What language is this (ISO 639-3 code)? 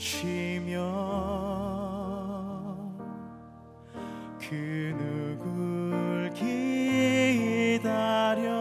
kor